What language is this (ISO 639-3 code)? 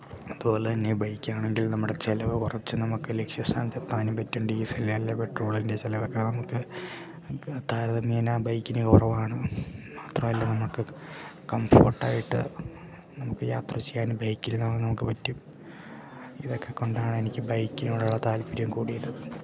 mal